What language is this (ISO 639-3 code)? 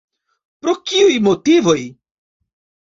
epo